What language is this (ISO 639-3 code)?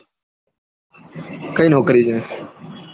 guj